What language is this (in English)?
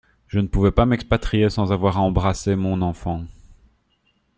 French